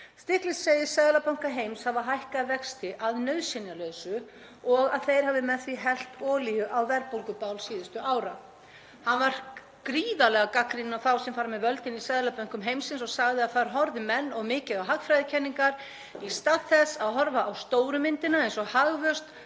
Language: Icelandic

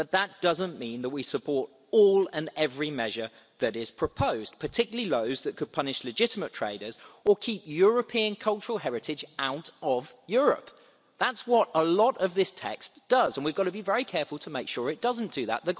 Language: English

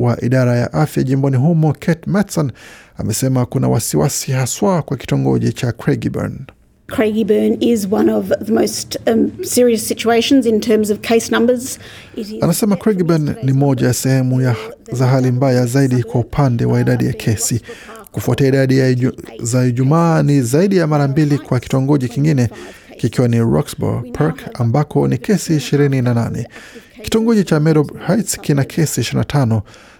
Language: Swahili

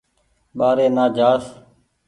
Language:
Goaria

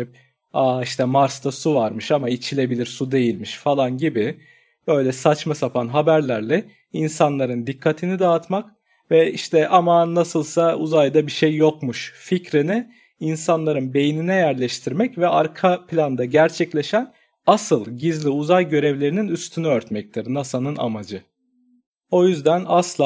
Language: Turkish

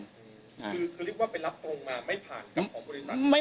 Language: Thai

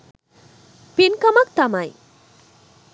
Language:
Sinhala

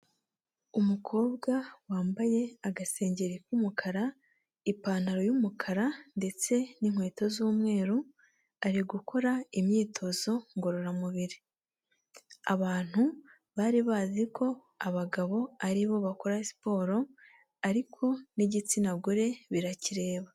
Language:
Kinyarwanda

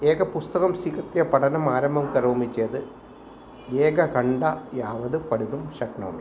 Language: Sanskrit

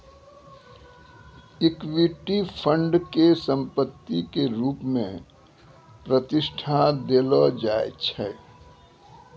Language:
Maithili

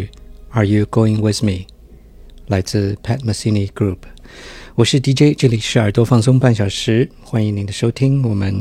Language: Chinese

